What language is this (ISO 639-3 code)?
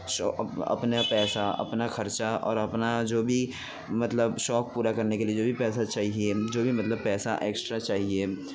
urd